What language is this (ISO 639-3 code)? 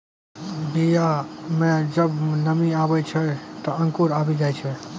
mai